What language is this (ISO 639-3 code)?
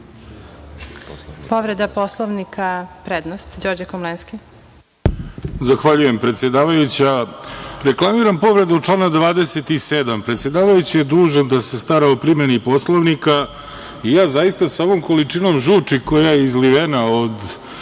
srp